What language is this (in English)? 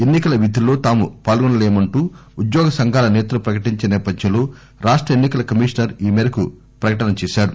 Telugu